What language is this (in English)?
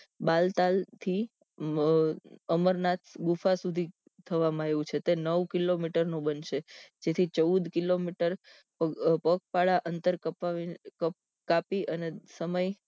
Gujarati